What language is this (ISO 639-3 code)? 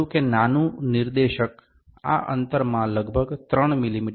guj